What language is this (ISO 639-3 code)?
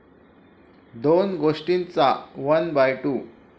mar